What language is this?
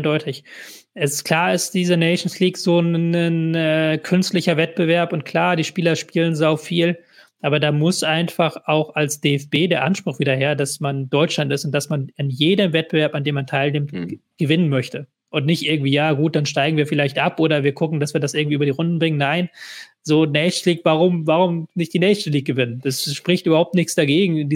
German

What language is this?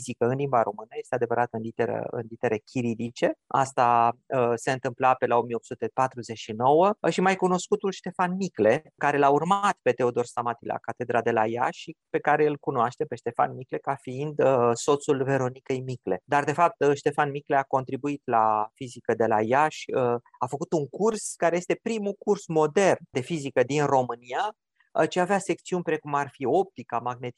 Romanian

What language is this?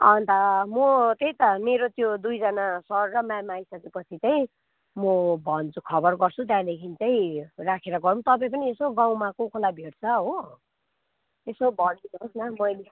Nepali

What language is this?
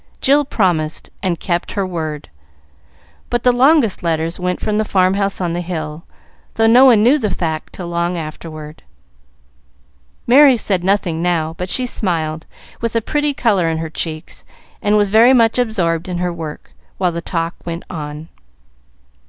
English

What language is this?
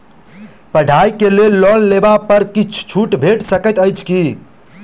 Maithili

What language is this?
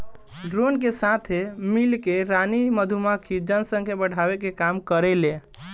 Bhojpuri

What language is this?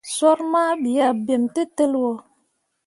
Mundang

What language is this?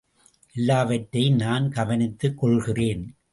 Tamil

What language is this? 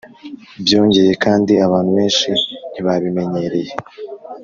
Kinyarwanda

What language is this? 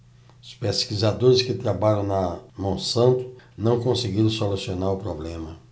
Portuguese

